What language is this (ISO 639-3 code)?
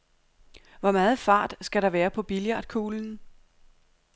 dan